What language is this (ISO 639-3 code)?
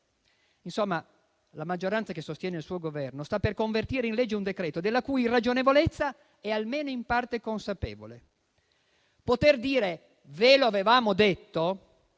ita